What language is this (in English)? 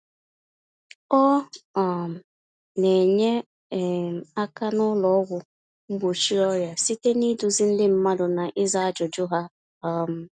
Igbo